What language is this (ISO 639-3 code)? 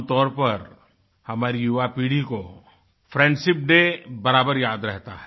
hin